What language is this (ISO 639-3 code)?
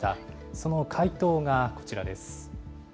jpn